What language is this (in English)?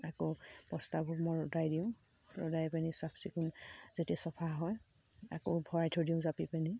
Assamese